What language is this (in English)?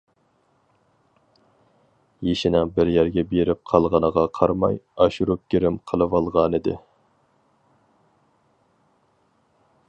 Uyghur